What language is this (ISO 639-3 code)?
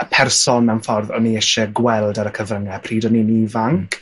cym